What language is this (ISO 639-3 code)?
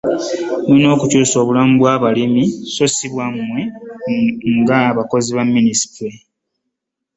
lug